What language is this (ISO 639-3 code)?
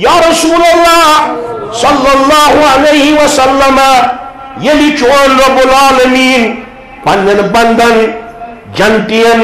tur